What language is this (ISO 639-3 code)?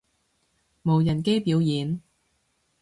yue